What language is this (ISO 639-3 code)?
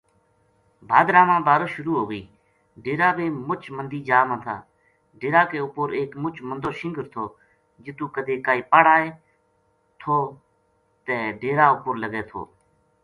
gju